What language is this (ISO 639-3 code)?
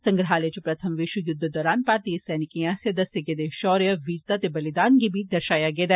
doi